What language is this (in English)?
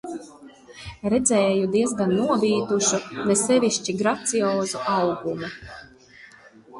Latvian